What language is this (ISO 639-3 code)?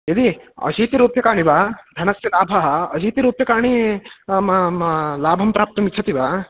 san